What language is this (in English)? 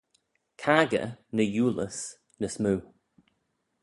Manx